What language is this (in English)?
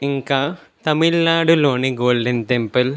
Telugu